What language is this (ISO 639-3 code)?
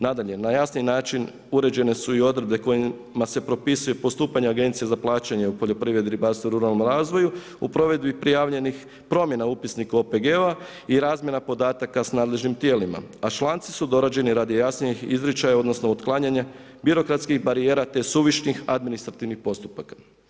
hrv